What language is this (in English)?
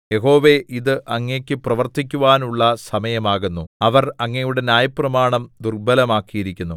Malayalam